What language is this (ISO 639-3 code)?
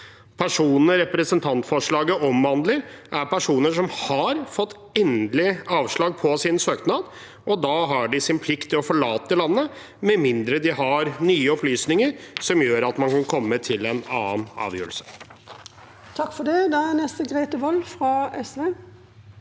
nor